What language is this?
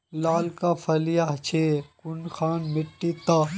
Magahi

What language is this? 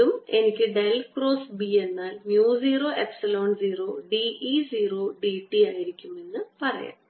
Malayalam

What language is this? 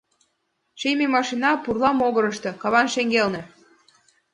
Mari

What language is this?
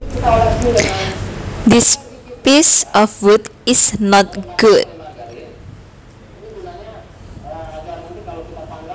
Javanese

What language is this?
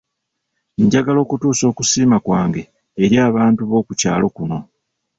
Ganda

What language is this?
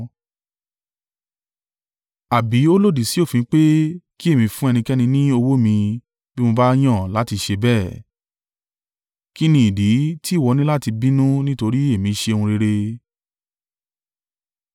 Yoruba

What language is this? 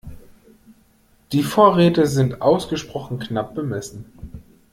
German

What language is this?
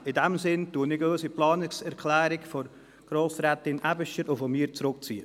Swiss German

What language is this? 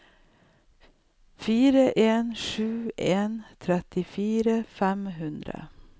Norwegian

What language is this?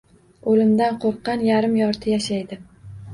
Uzbek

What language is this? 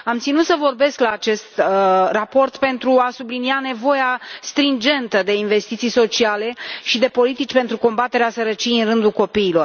Romanian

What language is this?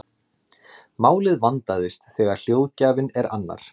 Icelandic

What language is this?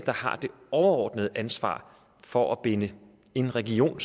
Danish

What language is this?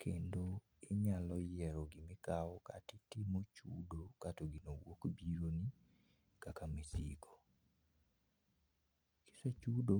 Luo (Kenya and Tanzania)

